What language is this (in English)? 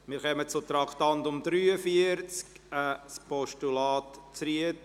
Swiss German